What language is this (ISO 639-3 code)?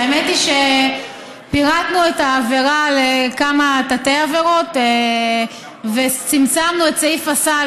heb